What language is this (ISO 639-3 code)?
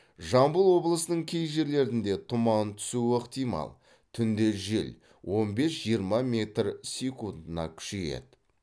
kaz